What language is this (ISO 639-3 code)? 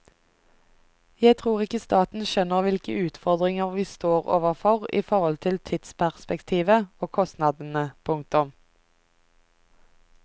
nor